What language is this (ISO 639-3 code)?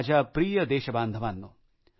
mar